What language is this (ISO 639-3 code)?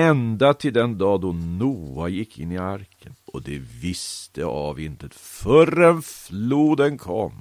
swe